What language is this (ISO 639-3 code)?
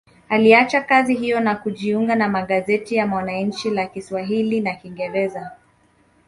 swa